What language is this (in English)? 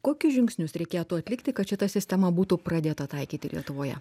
Lithuanian